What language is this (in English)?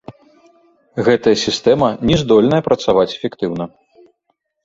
Belarusian